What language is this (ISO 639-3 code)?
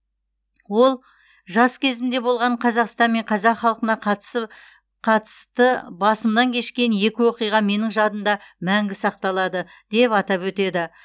kaz